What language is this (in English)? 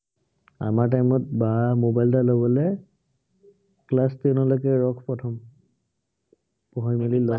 Assamese